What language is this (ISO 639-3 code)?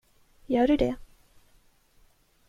swe